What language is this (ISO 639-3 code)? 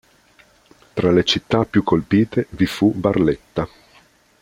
ita